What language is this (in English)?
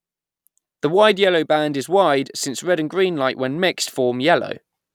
English